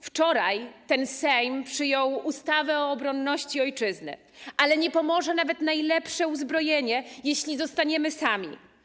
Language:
Polish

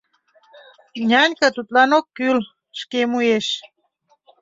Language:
Mari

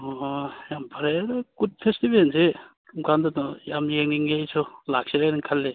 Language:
Manipuri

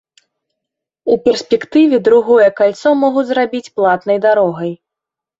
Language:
Belarusian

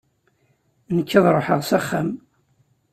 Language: Kabyle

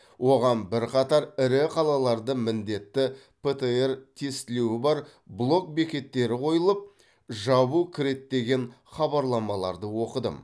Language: Kazakh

